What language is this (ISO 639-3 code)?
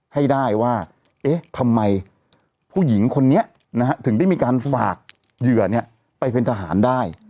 tha